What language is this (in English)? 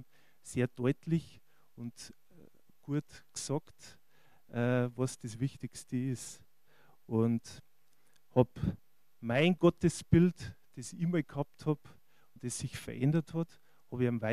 German